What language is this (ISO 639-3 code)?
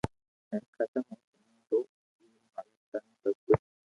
lrk